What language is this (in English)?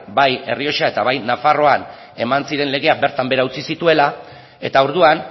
Basque